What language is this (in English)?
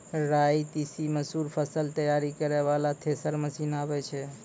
Maithili